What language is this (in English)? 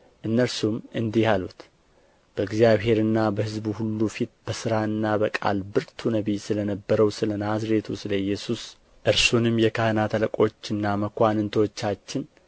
Amharic